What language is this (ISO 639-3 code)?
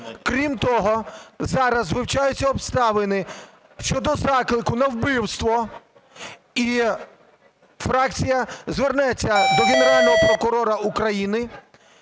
ukr